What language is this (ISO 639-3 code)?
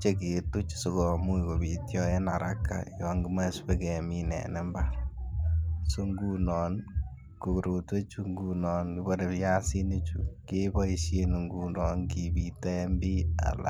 kln